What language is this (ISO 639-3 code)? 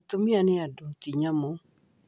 kik